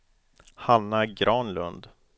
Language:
Swedish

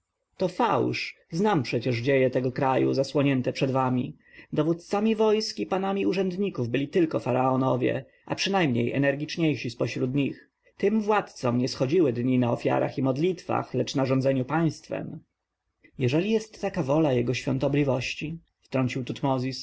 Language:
Polish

